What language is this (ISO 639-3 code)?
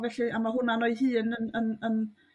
cym